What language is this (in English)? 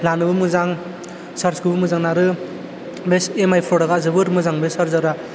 Bodo